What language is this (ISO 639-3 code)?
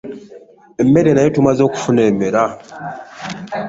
lug